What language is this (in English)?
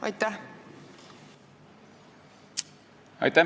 Estonian